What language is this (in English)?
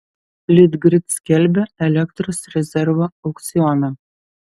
Lithuanian